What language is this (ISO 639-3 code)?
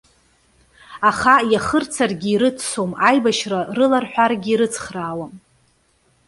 abk